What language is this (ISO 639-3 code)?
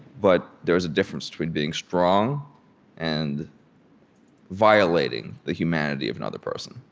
eng